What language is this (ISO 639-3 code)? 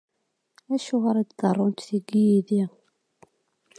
kab